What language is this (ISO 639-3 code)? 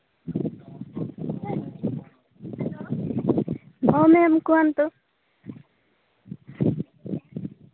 ori